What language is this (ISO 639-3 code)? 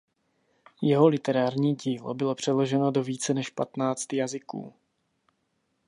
ces